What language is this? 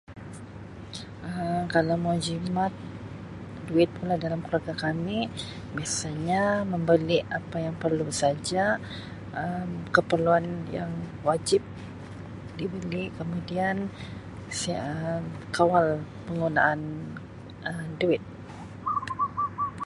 Sabah Malay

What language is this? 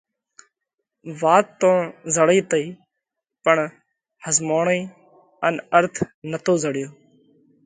Parkari Koli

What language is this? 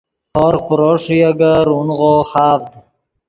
Yidgha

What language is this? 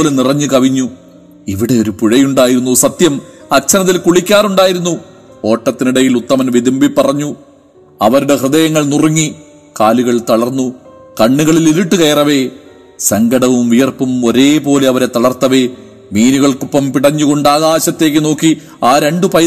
Malayalam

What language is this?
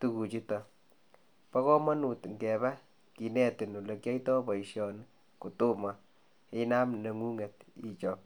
Kalenjin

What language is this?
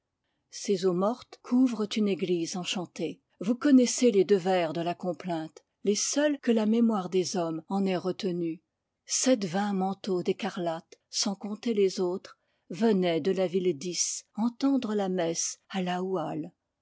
French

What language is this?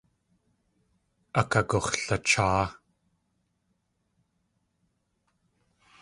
Tlingit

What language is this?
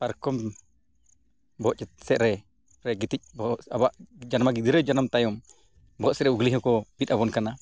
Santali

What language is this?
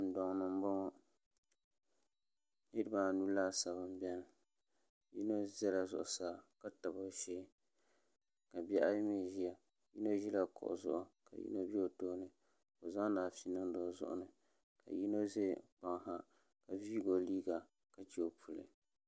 Dagbani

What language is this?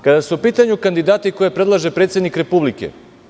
Serbian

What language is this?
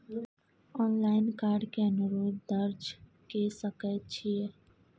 Maithili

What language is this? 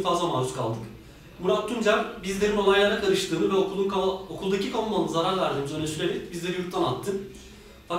Turkish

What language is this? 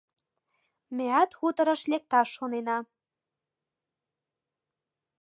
Mari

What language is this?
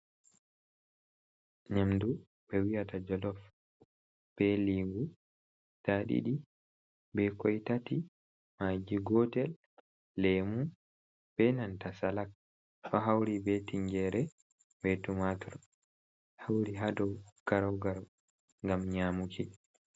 Fula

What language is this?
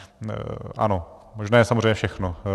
Czech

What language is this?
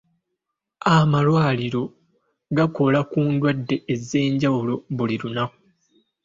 Ganda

